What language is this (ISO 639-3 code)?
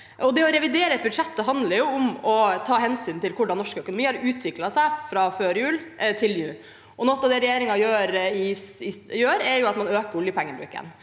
nor